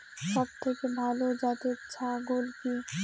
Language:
Bangla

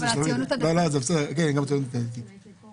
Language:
Hebrew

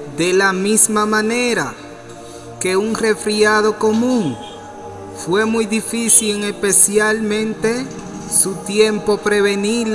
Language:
Spanish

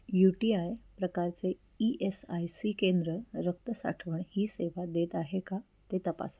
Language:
Marathi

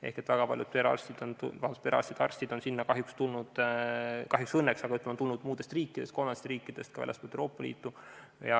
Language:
Estonian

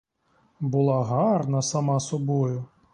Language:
Ukrainian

